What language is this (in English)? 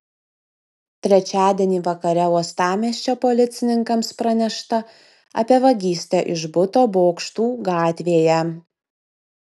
Lithuanian